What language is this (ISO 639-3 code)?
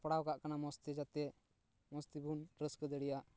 sat